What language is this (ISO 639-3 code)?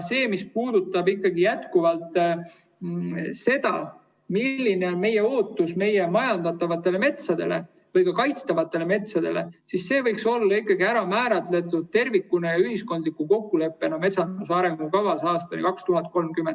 est